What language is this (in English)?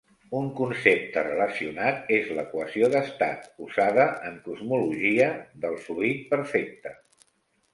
Catalan